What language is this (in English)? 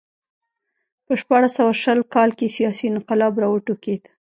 Pashto